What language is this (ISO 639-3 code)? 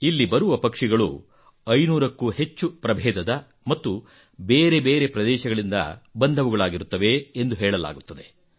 kan